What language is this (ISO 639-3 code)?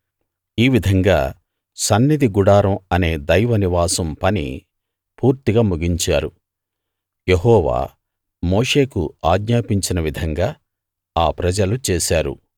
tel